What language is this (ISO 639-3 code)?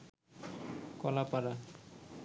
ben